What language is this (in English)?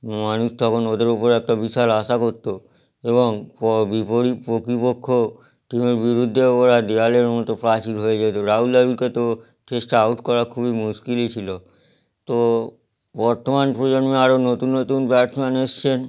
Bangla